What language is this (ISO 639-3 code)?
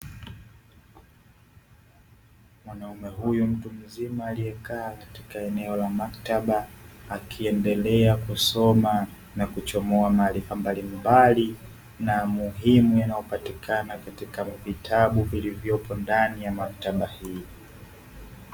swa